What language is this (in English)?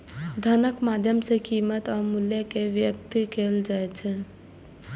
Maithili